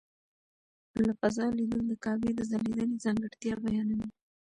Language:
Pashto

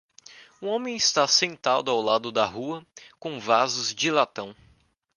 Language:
Portuguese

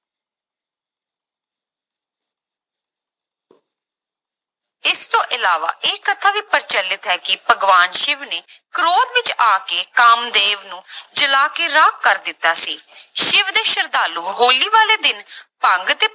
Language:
Punjabi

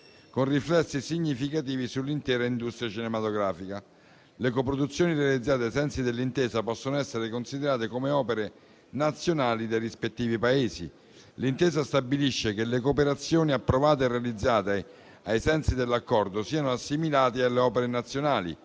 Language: Italian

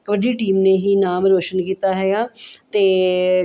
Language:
Punjabi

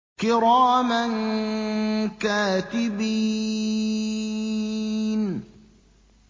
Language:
Arabic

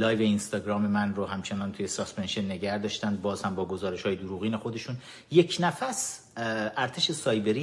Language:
Persian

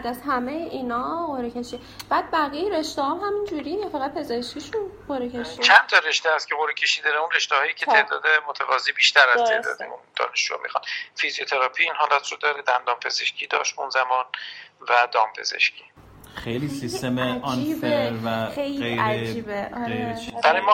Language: Persian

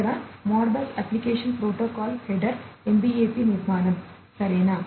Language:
Telugu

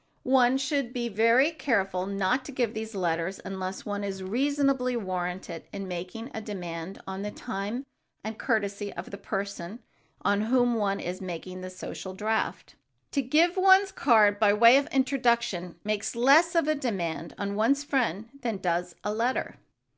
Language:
English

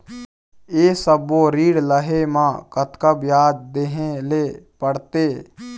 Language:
Chhattisgarhi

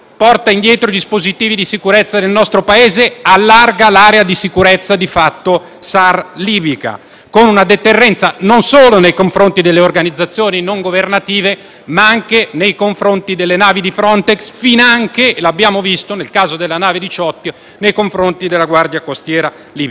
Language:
Italian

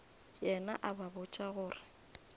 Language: Northern Sotho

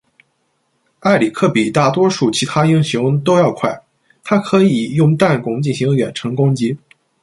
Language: Chinese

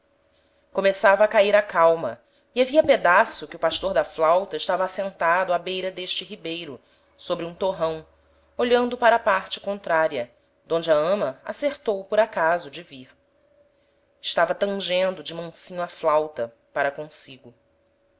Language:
Portuguese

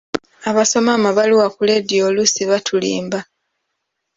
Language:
Ganda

